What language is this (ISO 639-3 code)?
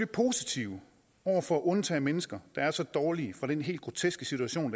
dan